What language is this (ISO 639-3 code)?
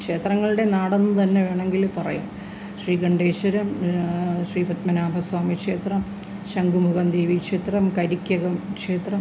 mal